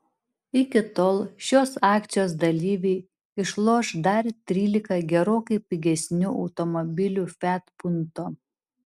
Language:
Lithuanian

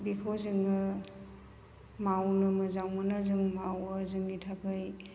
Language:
Bodo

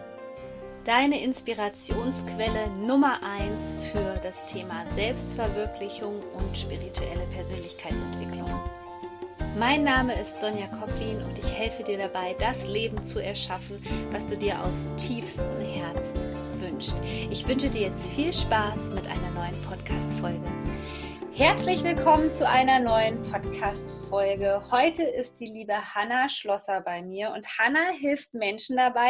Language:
German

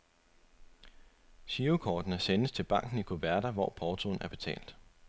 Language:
Danish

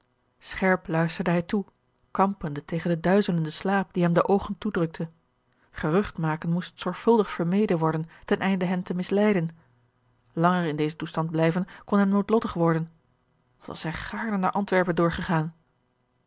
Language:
Dutch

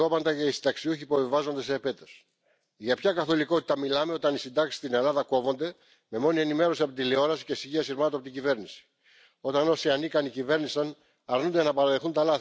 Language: French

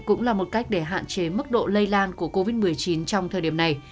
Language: Vietnamese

